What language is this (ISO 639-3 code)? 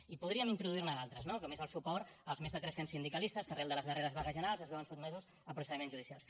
cat